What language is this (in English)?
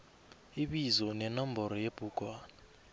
South Ndebele